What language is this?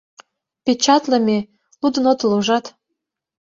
Mari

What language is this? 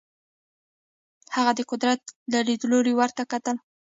Pashto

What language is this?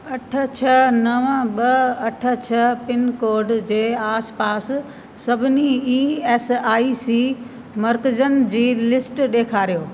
Sindhi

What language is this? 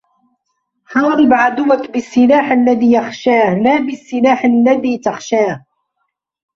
Arabic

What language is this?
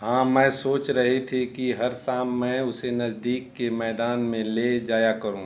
Hindi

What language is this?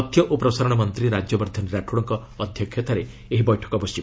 Odia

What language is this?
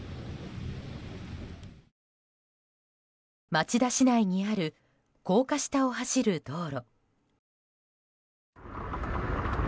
Japanese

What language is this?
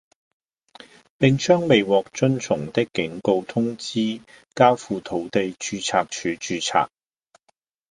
Cantonese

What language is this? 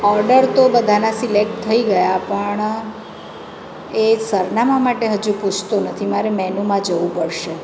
Gujarati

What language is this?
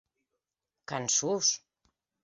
Occitan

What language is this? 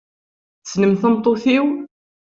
Kabyle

